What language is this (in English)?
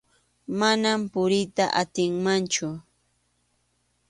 Arequipa-La Unión Quechua